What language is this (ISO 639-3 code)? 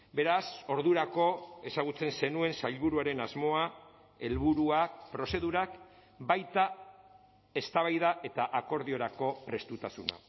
eus